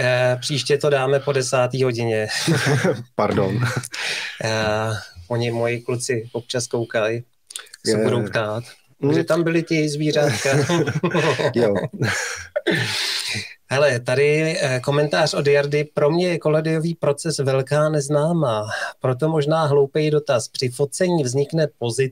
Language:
Czech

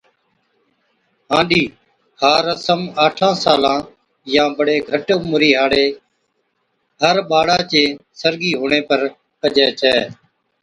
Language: Od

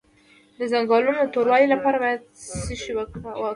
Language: Pashto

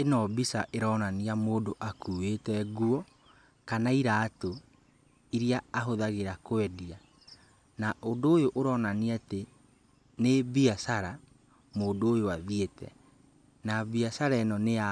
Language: Kikuyu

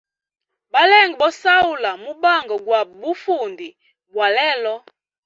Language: Hemba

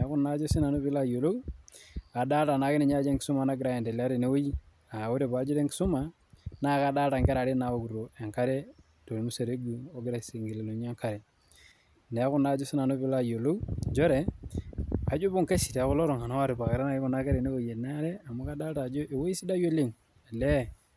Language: Masai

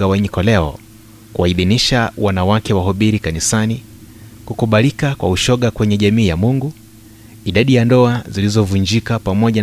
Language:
Swahili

